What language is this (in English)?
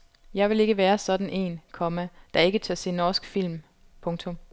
Danish